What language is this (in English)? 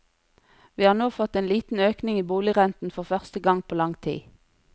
Norwegian